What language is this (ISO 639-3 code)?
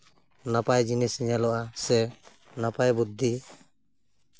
sat